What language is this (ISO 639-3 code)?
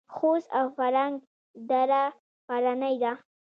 pus